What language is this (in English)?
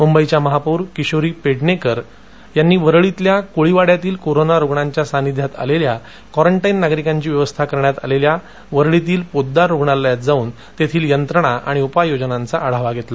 Marathi